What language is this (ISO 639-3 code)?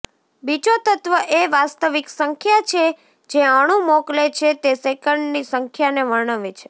guj